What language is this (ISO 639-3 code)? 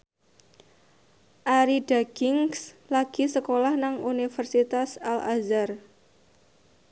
jav